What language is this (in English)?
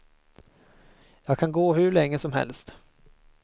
Swedish